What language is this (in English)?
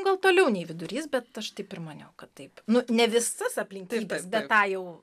Lithuanian